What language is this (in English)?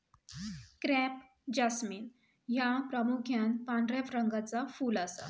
Marathi